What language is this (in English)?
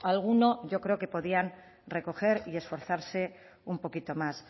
Spanish